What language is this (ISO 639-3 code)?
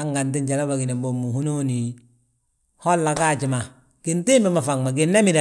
bjt